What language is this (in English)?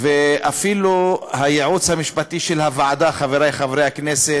Hebrew